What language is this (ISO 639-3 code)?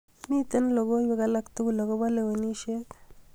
kln